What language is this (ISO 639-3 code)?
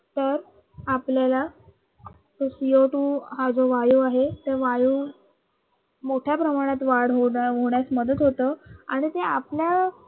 mar